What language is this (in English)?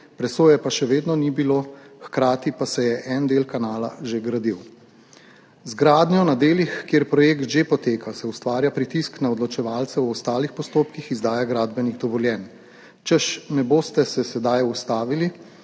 Slovenian